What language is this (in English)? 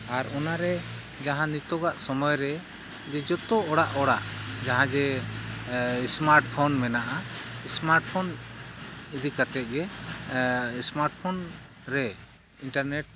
Santali